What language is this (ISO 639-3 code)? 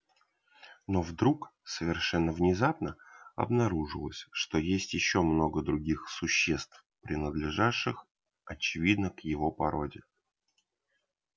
rus